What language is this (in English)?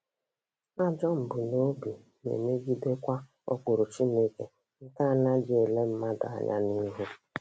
Igbo